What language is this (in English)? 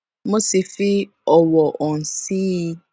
Yoruba